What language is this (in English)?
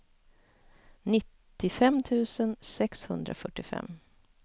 Swedish